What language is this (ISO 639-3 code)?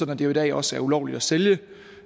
dan